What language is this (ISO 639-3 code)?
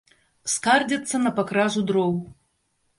bel